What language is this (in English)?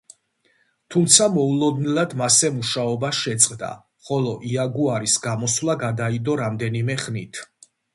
Georgian